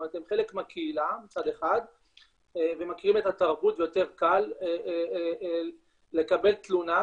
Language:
Hebrew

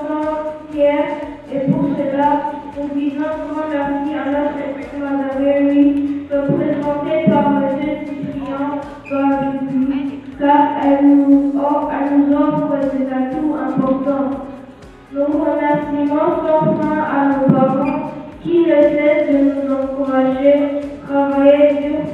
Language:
French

